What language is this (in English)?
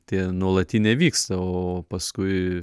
Lithuanian